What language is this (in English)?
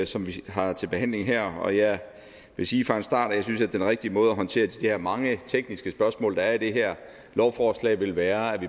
Danish